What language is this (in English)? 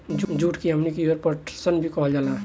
Bhojpuri